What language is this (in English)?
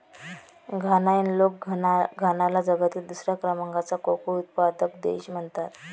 Marathi